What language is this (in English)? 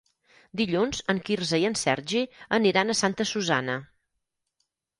Catalan